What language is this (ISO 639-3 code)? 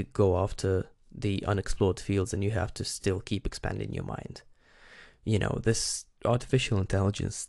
eng